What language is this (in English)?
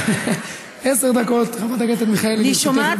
Hebrew